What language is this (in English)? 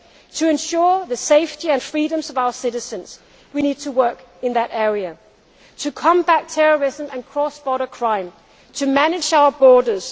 English